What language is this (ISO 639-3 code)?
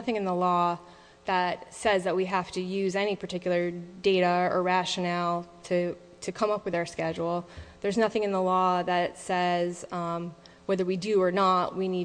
eng